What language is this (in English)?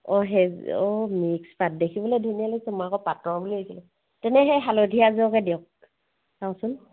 Assamese